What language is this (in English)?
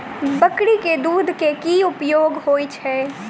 Maithili